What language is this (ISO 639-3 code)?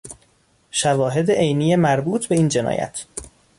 fas